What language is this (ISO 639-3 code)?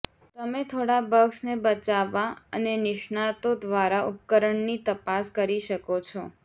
guj